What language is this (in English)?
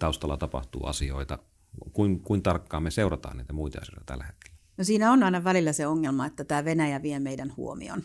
Finnish